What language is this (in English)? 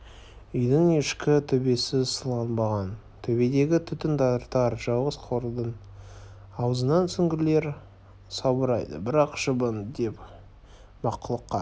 Kazakh